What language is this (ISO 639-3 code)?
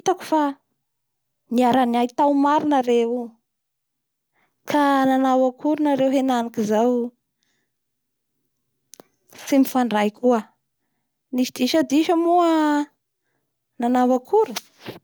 bhr